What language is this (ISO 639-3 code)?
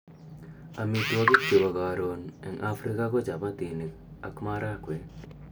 kln